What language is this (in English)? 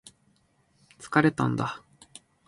Japanese